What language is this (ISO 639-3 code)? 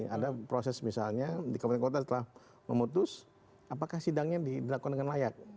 ind